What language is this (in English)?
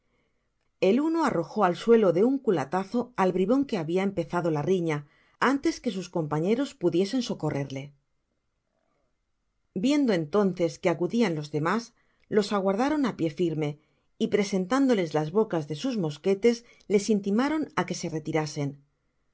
Spanish